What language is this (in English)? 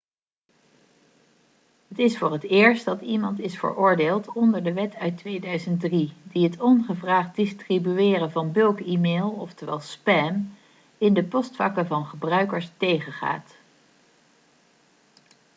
Dutch